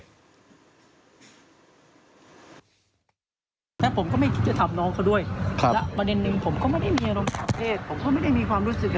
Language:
Thai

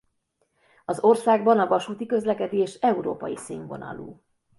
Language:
Hungarian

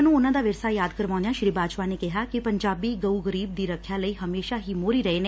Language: Punjabi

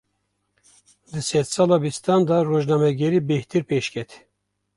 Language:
Kurdish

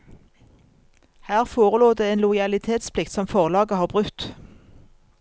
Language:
Norwegian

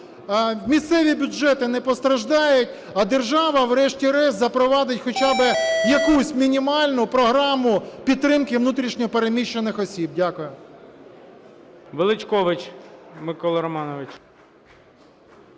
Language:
Ukrainian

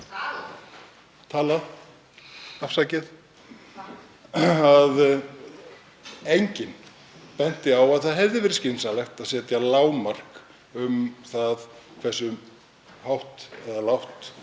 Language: Icelandic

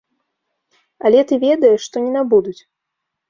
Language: Belarusian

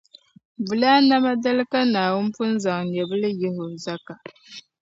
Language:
Dagbani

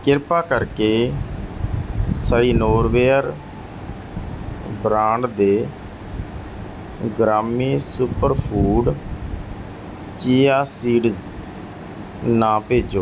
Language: Punjabi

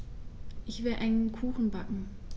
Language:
German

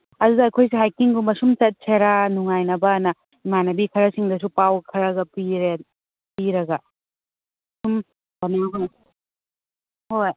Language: Manipuri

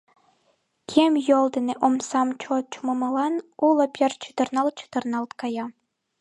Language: Mari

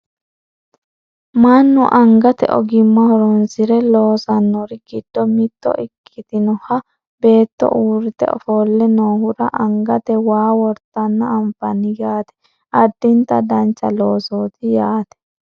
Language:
Sidamo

